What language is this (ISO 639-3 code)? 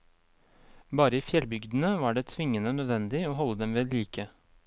nor